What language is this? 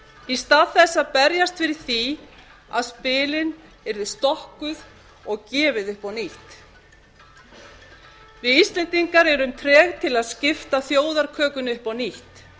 Icelandic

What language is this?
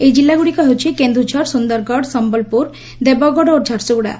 Odia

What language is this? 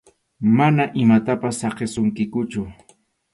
Arequipa-La Unión Quechua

